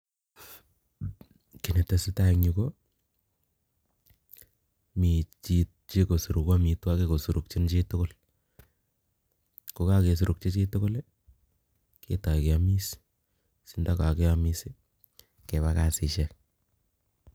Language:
Kalenjin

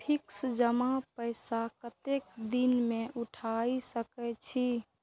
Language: Maithili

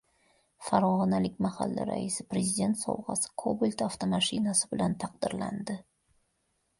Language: Uzbek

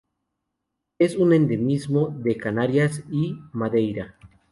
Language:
Spanish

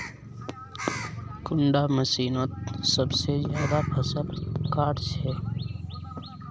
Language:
Magahi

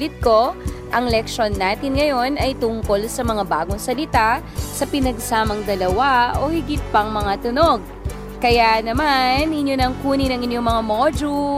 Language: Filipino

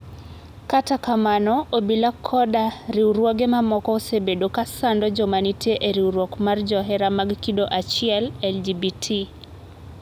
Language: Luo (Kenya and Tanzania)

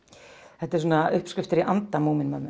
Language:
Icelandic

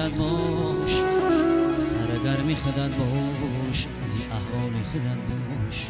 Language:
Persian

